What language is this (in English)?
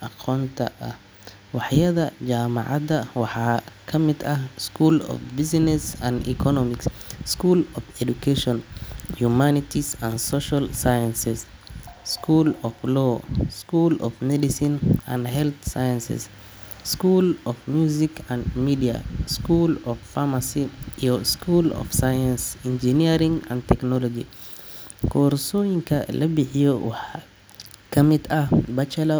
Somali